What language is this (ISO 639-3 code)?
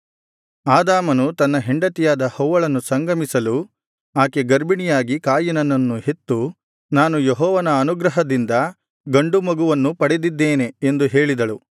kan